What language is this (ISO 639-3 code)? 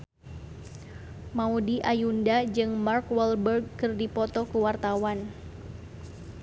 sun